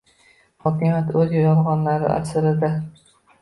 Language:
Uzbek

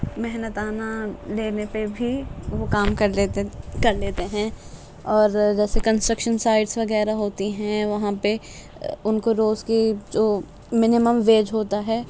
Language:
Urdu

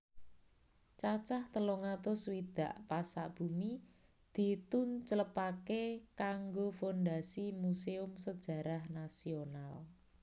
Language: Javanese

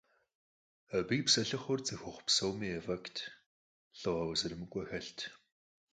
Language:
Kabardian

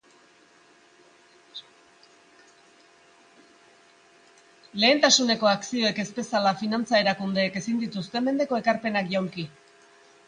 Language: Basque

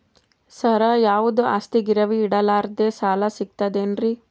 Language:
Kannada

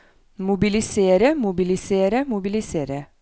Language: Norwegian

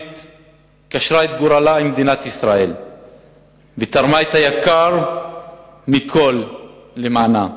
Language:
Hebrew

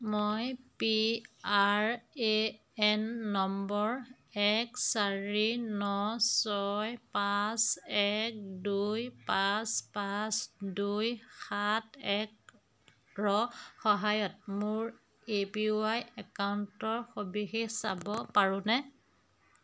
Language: Assamese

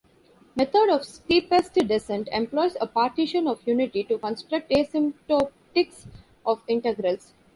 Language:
English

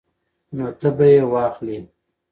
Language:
Pashto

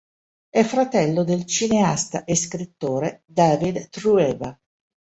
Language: Italian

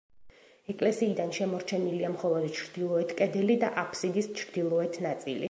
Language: Georgian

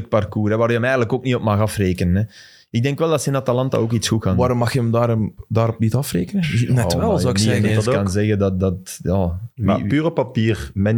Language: Dutch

